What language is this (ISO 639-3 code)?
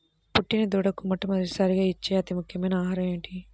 tel